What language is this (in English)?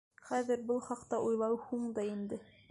Bashkir